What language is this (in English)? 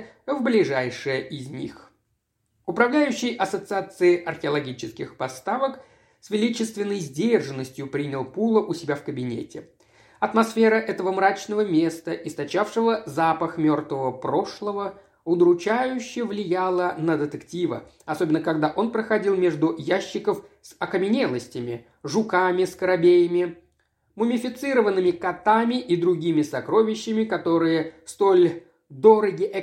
Russian